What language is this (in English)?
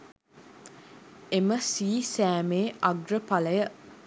Sinhala